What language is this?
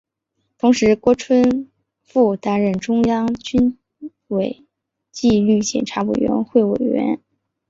Chinese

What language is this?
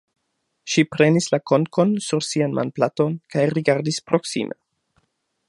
Esperanto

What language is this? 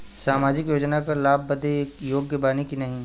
Bhojpuri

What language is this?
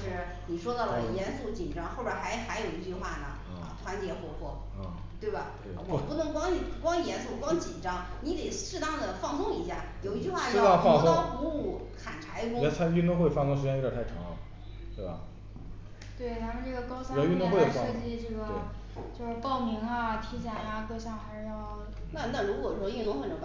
Chinese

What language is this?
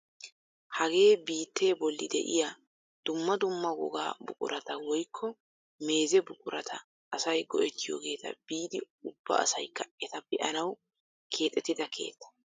Wolaytta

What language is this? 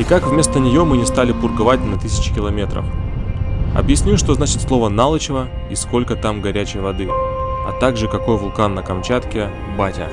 Russian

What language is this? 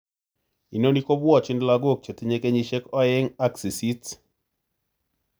Kalenjin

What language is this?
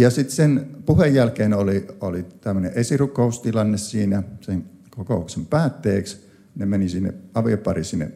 Finnish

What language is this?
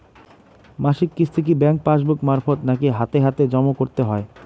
Bangla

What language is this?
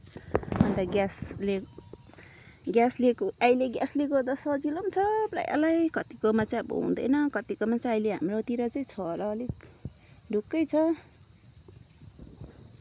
Nepali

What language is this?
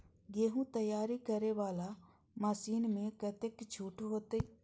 Maithili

